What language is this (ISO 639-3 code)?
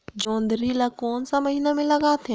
hne